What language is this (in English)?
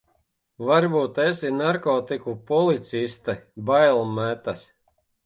Latvian